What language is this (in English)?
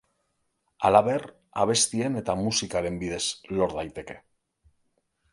Basque